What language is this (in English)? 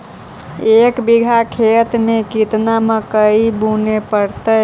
Magahi